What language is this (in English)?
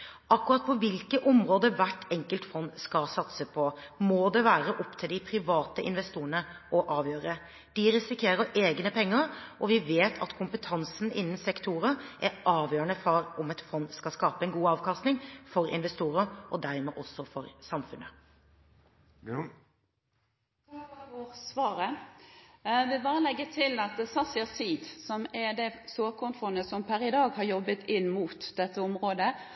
Norwegian